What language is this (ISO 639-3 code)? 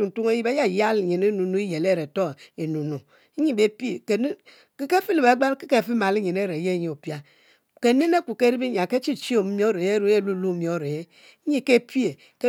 mfo